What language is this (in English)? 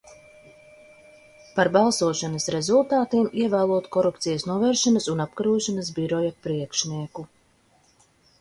Latvian